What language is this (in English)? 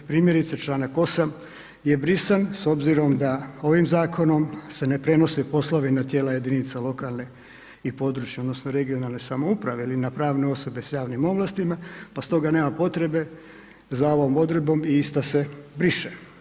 Croatian